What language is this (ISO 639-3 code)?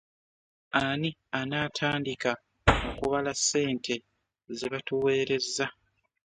lug